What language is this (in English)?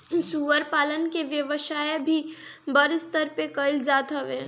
Bhojpuri